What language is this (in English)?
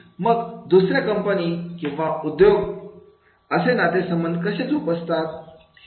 Marathi